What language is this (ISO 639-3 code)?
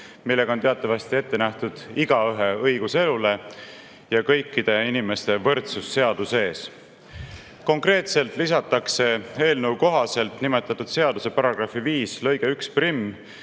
est